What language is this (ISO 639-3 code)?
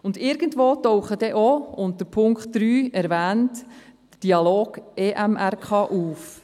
gsw